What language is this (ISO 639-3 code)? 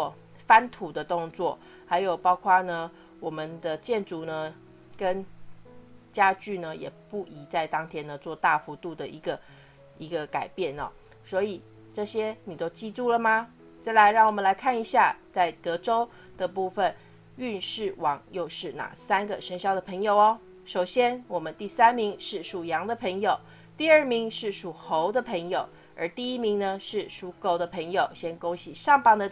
zho